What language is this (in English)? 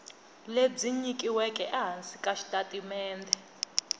Tsonga